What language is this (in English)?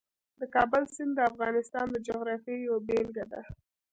Pashto